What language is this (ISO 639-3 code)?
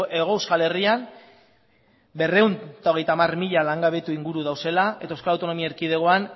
eus